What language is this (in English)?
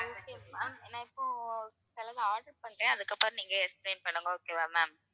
Tamil